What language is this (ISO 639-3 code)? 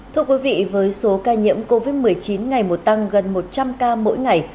vie